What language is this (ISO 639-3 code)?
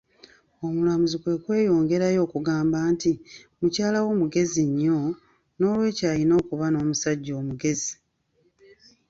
lug